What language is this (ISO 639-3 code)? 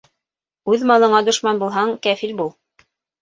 bak